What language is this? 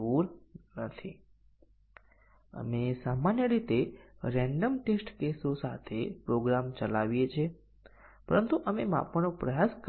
Gujarati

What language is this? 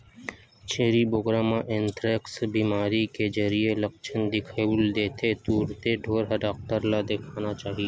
Chhattisgarhi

